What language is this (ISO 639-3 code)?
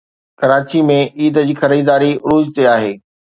snd